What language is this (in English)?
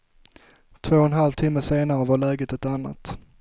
Swedish